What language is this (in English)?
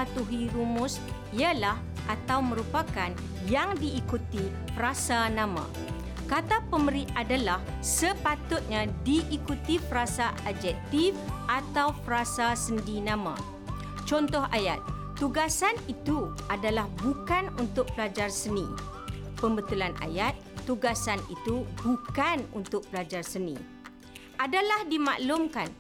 Malay